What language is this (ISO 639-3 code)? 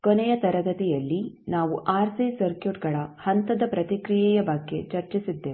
kan